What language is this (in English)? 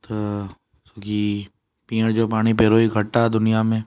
Sindhi